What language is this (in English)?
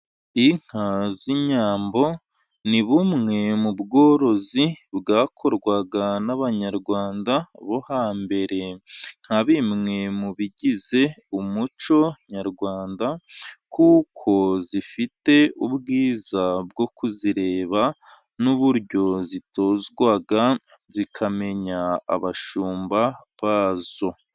Kinyarwanda